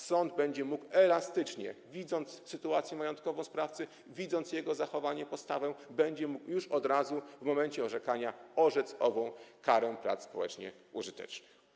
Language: Polish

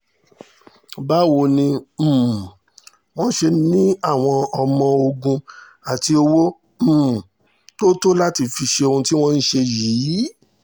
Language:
Yoruba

